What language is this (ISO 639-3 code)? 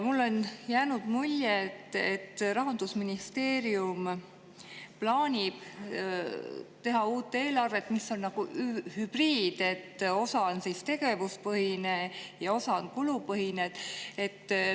est